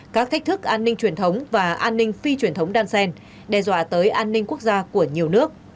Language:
Vietnamese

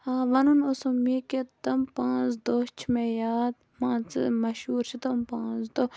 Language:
Kashmiri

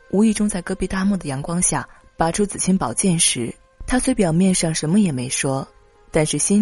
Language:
Chinese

